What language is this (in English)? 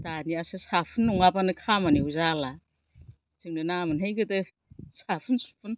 Bodo